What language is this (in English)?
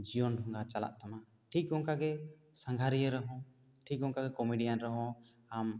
Santali